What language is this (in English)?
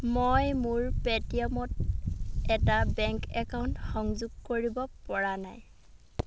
Assamese